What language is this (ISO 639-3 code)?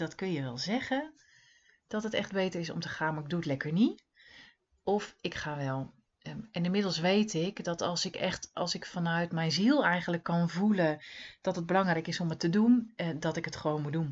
nld